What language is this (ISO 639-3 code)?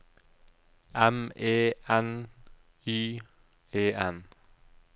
nor